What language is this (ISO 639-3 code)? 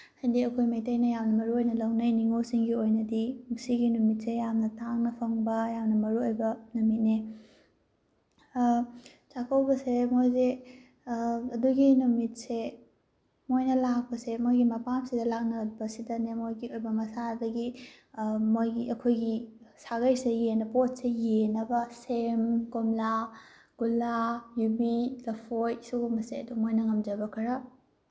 mni